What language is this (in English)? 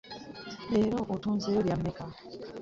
Ganda